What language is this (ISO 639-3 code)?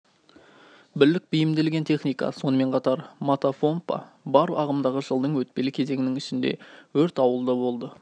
kaz